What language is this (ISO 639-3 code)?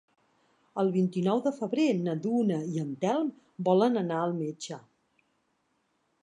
cat